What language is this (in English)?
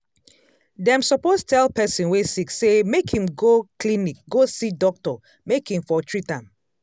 Nigerian Pidgin